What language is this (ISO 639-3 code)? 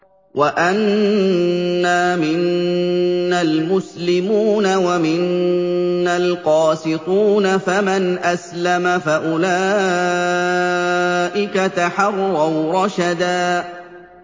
ara